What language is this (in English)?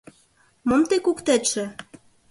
Mari